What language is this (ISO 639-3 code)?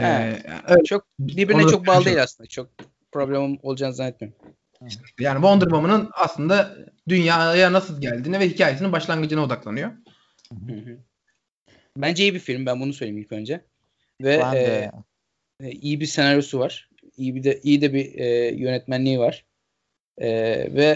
tur